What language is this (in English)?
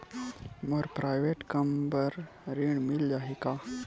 Chhattisgarhi